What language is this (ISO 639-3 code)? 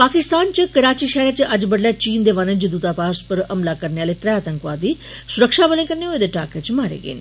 doi